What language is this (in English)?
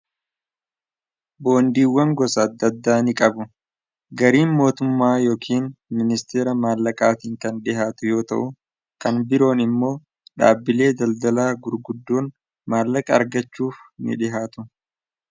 Oromo